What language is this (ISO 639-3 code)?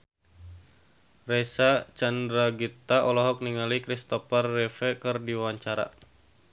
sun